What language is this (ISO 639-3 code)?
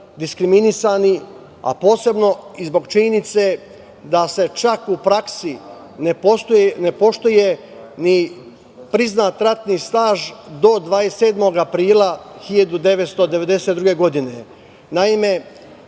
srp